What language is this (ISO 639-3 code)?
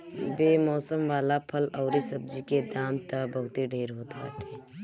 bho